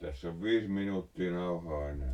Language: Finnish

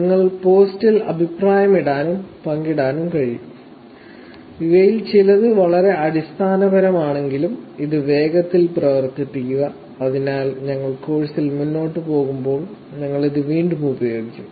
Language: Malayalam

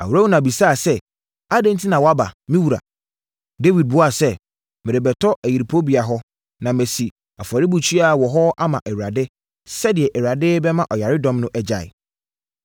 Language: Akan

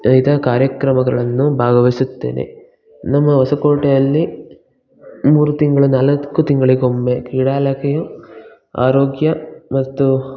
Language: Kannada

